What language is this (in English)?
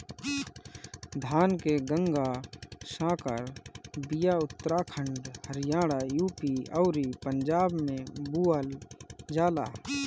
Bhojpuri